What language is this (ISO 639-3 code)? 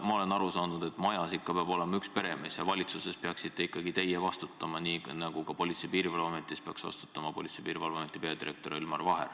est